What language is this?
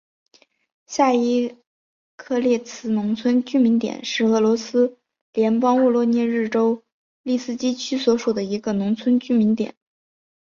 Chinese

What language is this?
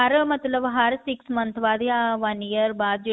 Punjabi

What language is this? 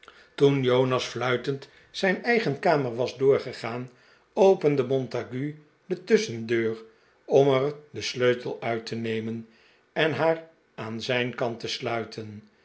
Dutch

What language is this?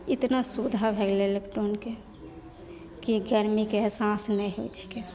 Maithili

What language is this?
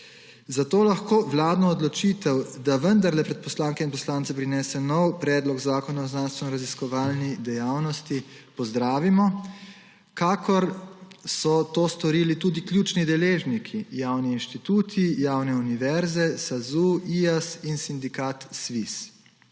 Slovenian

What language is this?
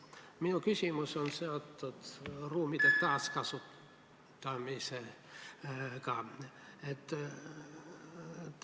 Estonian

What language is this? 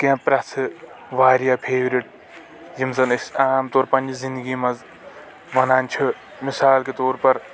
Kashmiri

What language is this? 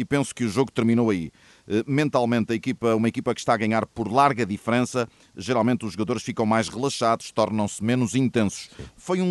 Portuguese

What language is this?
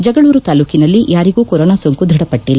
Kannada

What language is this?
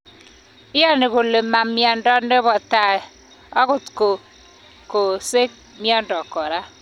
Kalenjin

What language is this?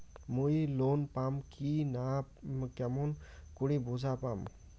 Bangla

